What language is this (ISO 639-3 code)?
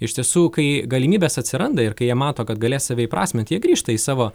lit